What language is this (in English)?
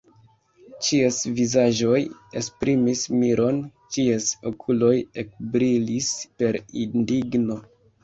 Esperanto